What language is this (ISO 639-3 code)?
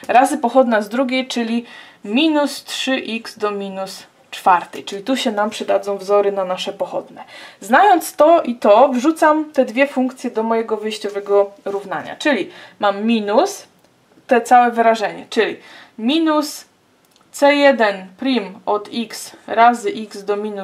pol